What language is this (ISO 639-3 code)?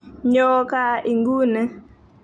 kln